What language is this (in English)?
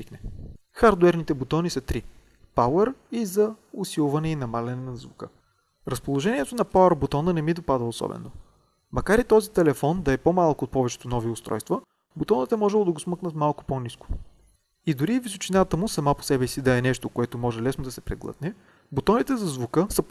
Bulgarian